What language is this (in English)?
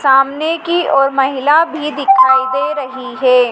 Hindi